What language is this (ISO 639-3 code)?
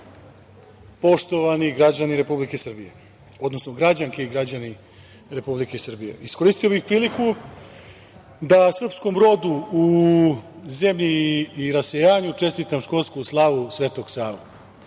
srp